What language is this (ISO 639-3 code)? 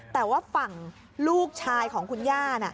tha